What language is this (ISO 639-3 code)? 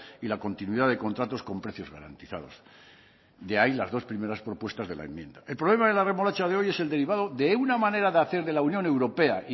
spa